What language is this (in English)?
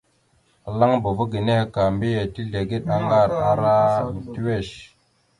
Mada (Cameroon)